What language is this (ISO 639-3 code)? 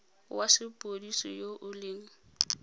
tsn